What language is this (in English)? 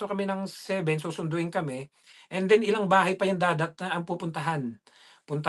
Filipino